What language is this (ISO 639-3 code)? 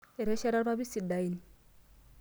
mas